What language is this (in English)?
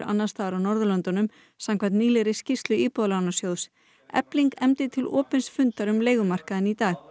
Icelandic